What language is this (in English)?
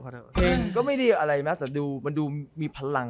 Thai